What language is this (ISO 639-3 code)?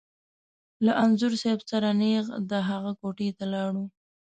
pus